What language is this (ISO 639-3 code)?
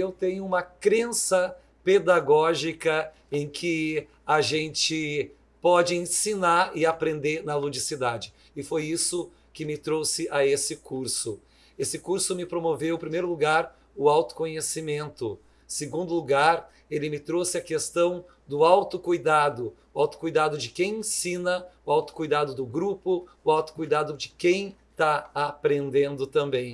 por